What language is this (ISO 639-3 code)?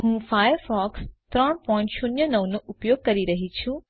guj